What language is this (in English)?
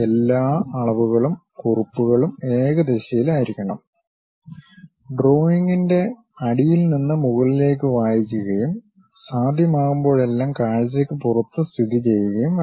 Malayalam